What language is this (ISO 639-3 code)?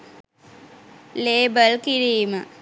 sin